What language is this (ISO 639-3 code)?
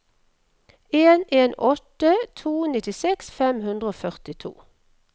nor